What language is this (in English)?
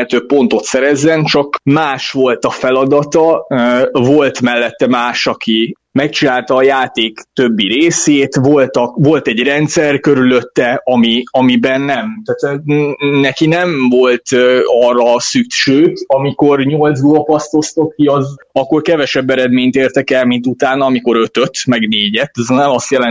Hungarian